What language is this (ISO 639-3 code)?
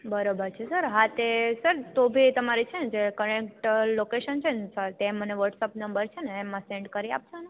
guj